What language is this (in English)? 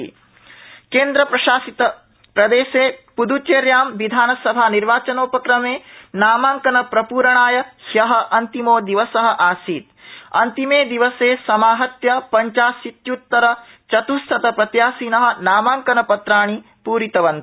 Sanskrit